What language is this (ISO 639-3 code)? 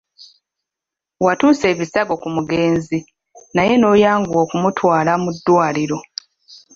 lug